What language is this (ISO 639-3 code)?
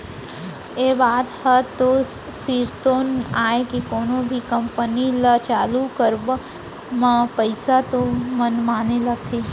hne